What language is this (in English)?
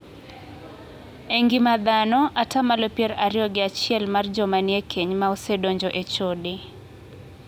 Luo (Kenya and Tanzania)